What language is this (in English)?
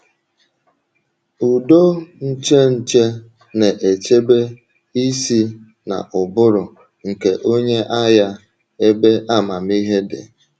Igbo